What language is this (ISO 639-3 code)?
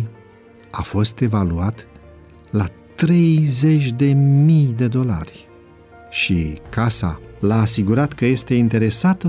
ron